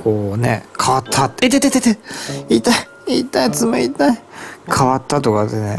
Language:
Japanese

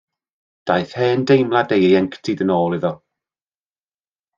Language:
Welsh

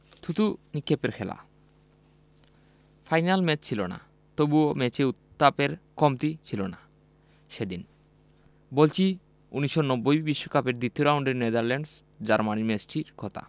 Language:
Bangla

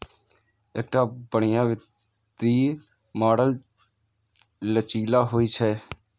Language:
Maithili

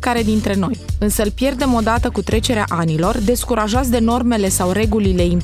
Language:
Romanian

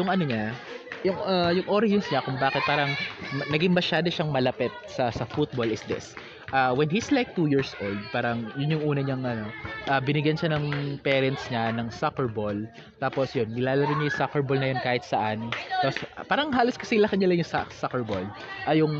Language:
Filipino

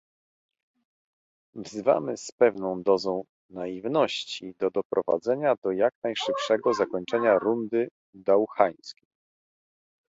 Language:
Polish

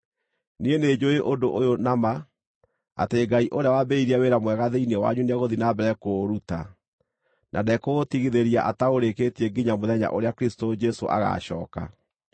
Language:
Kikuyu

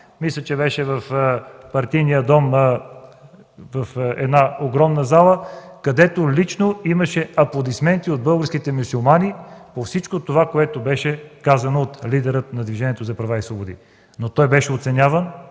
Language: Bulgarian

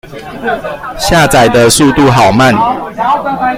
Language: Chinese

